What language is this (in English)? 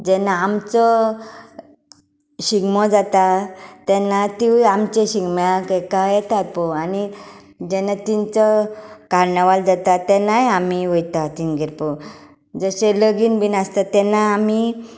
Konkani